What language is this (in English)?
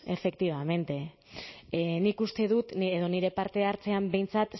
Basque